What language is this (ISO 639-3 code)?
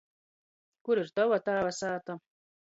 ltg